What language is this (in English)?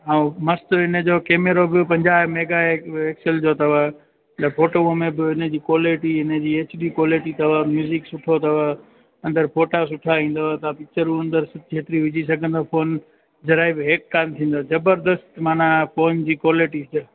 Sindhi